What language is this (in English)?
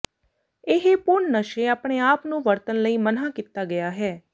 Punjabi